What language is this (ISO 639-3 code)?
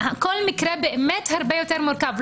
heb